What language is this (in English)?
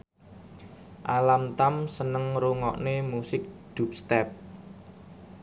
Javanese